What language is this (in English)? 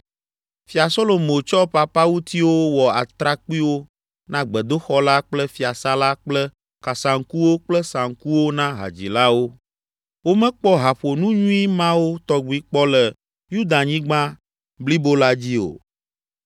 Ewe